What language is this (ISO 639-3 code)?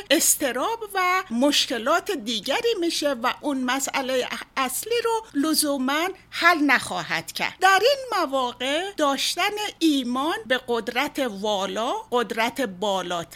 fas